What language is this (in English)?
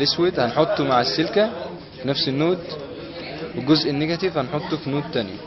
Arabic